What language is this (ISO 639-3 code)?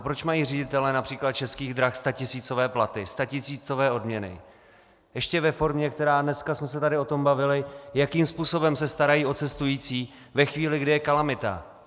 ces